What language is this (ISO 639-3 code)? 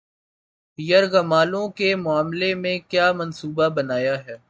urd